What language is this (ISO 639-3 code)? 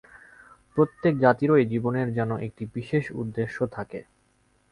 ben